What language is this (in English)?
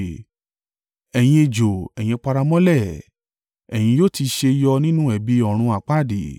Yoruba